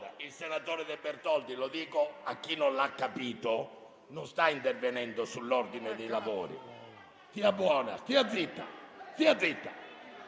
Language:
Italian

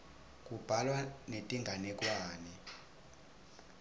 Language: Swati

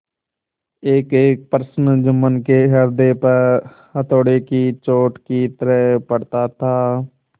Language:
Hindi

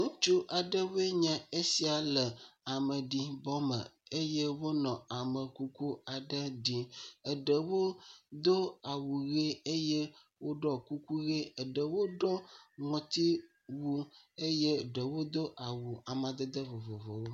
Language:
Ewe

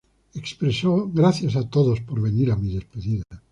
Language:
Spanish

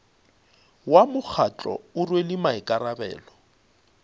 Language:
Northern Sotho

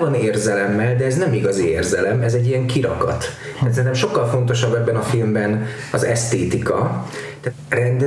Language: Hungarian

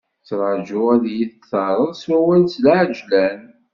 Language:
Kabyle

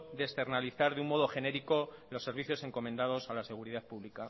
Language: Spanish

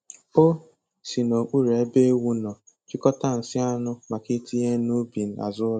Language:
Igbo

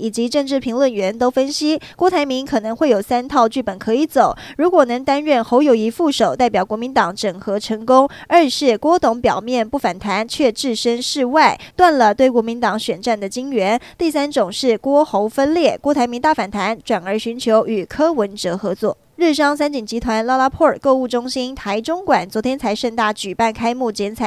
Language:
Chinese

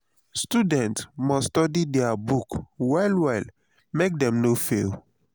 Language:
Nigerian Pidgin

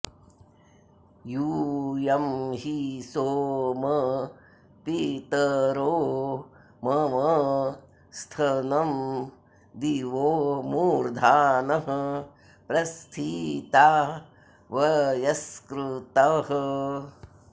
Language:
Sanskrit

